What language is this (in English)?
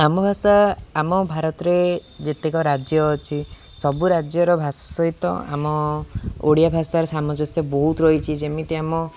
Odia